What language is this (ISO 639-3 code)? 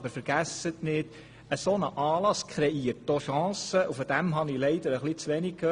gsw